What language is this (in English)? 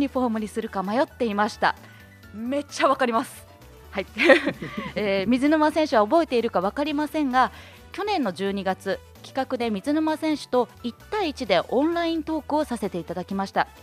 Japanese